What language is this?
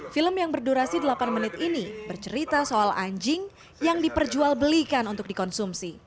Indonesian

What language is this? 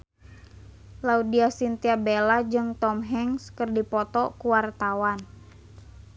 Sundanese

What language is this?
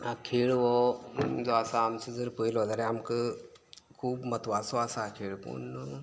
Konkani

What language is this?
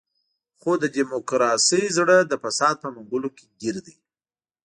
Pashto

